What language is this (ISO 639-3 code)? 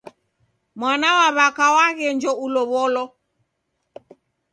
dav